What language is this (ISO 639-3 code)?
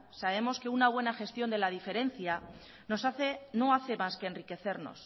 spa